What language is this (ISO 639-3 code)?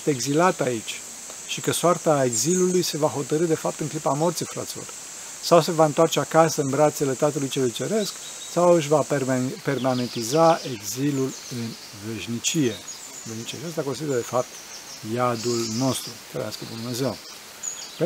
ron